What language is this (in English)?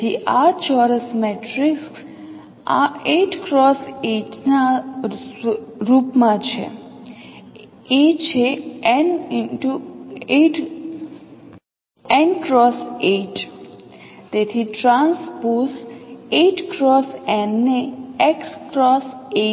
Gujarati